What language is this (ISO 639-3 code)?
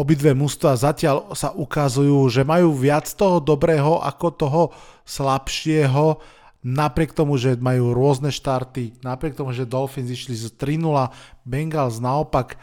slk